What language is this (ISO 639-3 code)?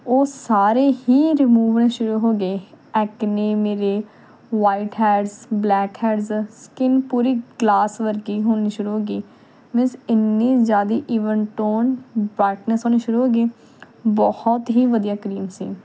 pan